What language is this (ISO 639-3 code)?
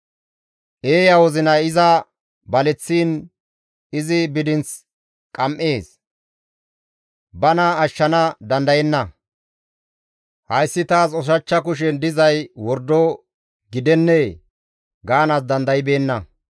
gmv